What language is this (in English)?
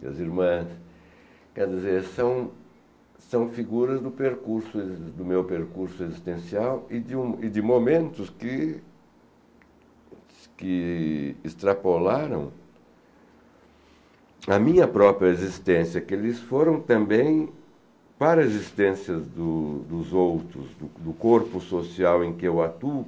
Portuguese